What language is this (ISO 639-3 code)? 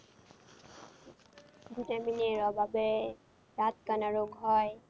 ben